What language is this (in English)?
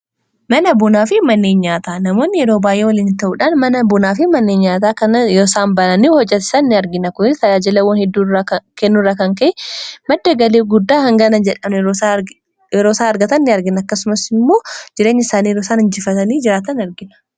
Oromo